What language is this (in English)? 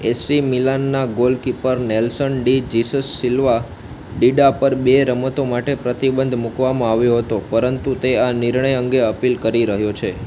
Gujarati